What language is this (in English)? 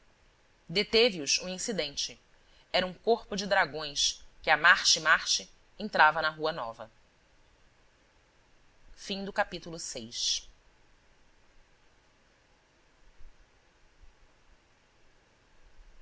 Portuguese